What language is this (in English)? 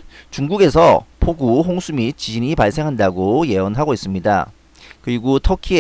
Korean